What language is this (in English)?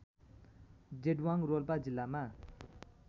Nepali